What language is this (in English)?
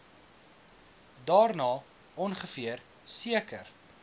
Afrikaans